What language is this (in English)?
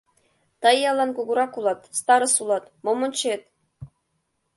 Mari